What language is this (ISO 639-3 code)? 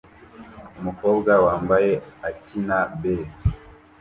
kin